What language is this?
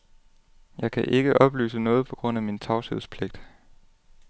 Danish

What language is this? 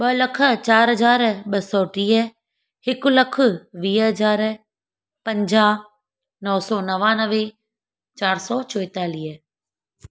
Sindhi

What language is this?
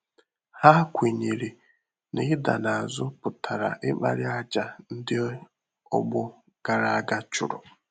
Igbo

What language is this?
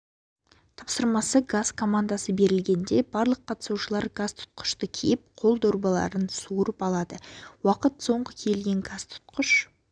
Kazakh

